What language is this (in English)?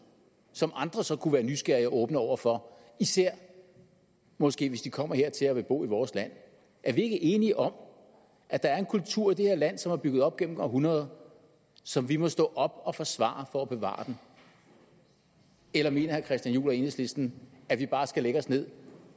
Danish